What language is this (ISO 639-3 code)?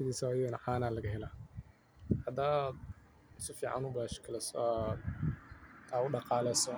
som